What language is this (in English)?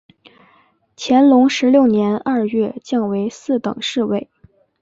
Chinese